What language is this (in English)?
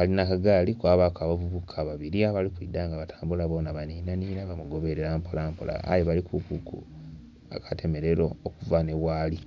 Soga